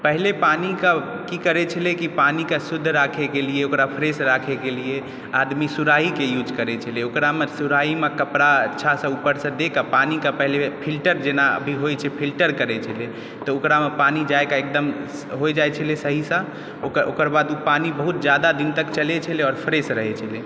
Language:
Maithili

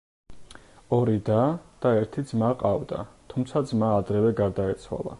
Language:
Georgian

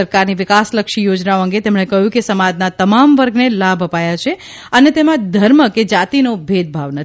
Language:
Gujarati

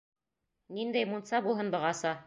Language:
Bashkir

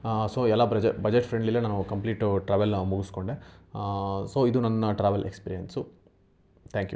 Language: Kannada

